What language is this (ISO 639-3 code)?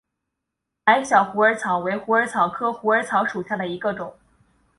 zho